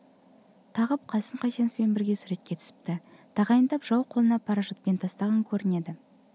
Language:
Kazakh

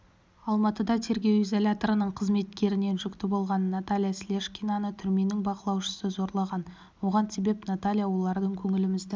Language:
Kazakh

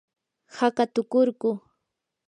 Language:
Yanahuanca Pasco Quechua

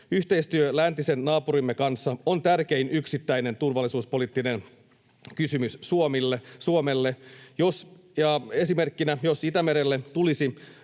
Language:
Finnish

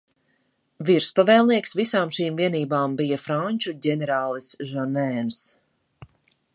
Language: Latvian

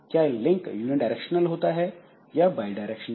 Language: Hindi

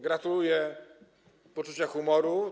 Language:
Polish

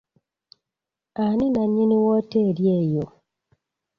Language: Ganda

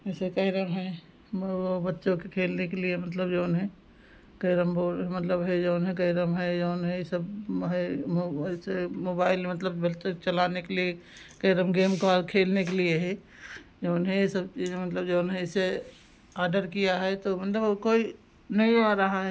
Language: Hindi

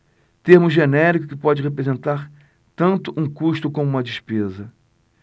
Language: Portuguese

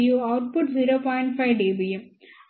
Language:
Telugu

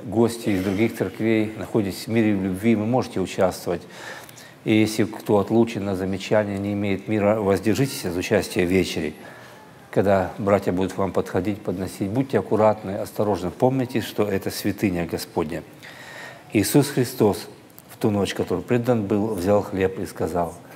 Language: Russian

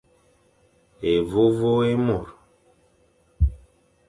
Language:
Fang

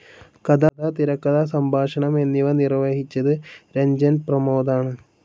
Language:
Malayalam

